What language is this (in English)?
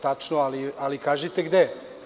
Serbian